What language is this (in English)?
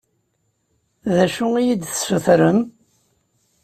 Kabyle